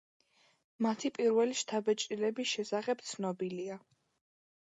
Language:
Georgian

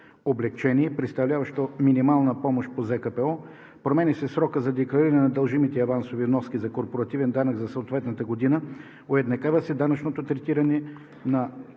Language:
Bulgarian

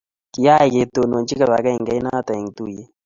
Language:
Kalenjin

